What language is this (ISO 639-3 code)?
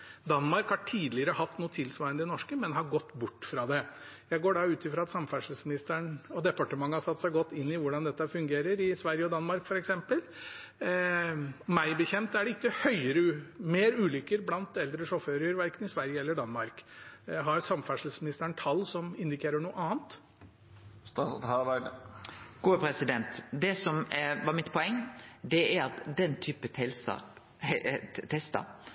nor